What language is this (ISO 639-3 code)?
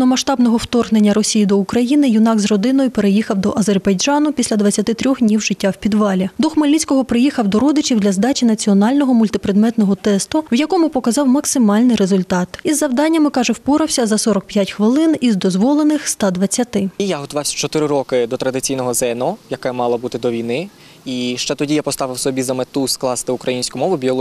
ukr